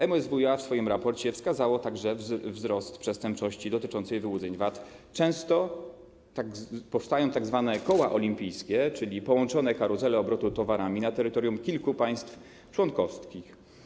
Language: Polish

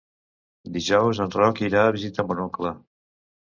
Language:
Catalan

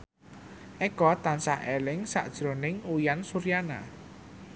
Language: Javanese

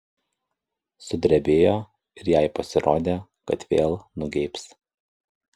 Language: Lithuanian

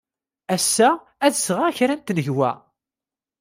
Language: Kabyle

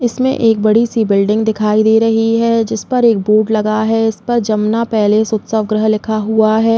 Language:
Hindi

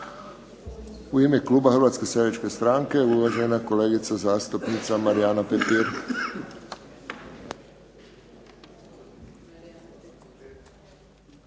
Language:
Croatian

